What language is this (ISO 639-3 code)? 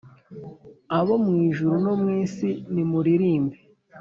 kin